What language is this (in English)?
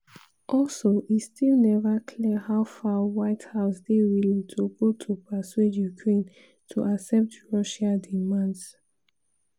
Nigerian Pidgin